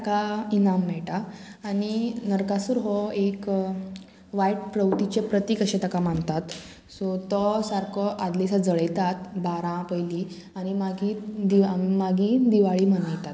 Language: Konkani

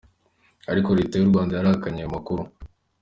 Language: Kinyarwanda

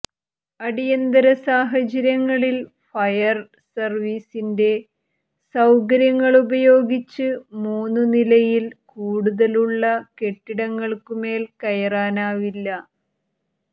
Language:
Malayalam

